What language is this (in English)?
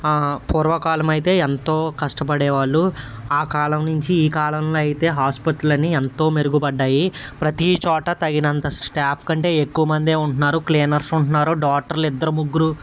Telugu